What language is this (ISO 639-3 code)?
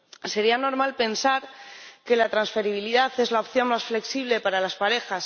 spa